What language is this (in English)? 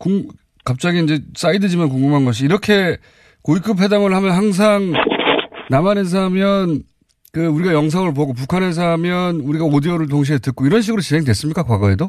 Korean